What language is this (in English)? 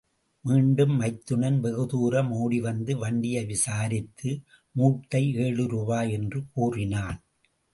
Tamil